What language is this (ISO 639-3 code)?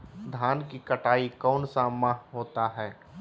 mag